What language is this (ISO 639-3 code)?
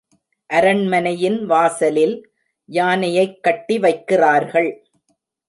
tam